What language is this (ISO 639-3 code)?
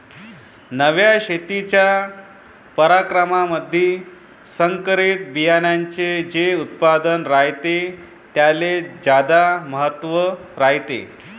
mar